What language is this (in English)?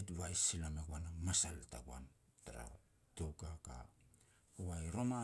Petats